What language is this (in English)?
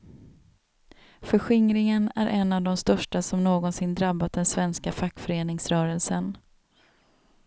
Swedish